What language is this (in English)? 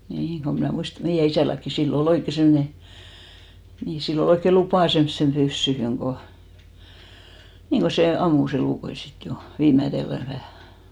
Finnish